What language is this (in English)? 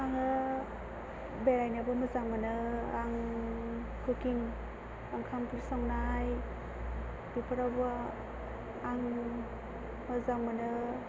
Bodo